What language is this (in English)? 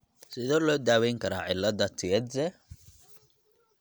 Somali